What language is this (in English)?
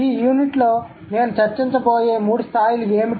Telugu